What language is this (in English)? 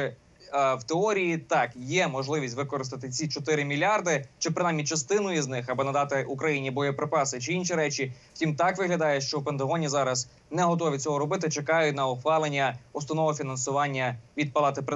Ukrainian